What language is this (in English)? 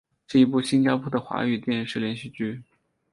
Chinese